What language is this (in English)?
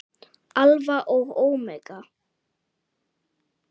Icelandic